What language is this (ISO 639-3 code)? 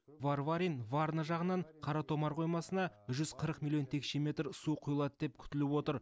kaz